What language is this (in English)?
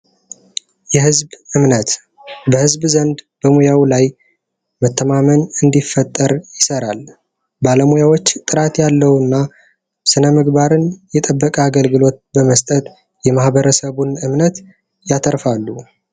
Amharic